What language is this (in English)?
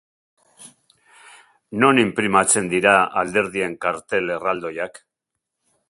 Basque